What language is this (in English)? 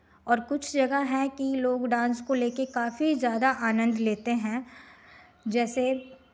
Hindi